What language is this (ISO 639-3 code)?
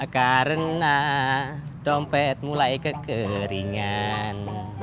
ind